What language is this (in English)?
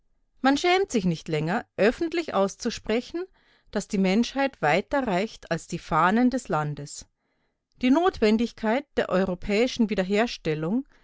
German